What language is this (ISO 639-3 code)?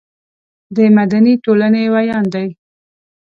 pus